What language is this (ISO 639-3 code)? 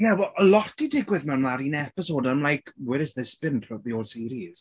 cym